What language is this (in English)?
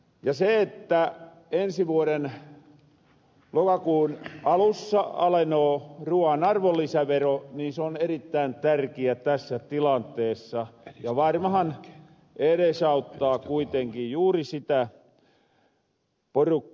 Finnish